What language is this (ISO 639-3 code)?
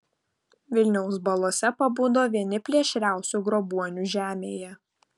lit